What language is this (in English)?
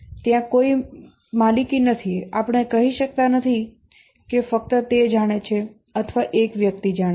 Gujarati